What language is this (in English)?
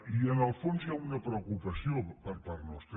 Catalan